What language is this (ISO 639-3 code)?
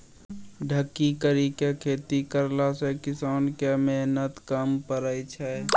mai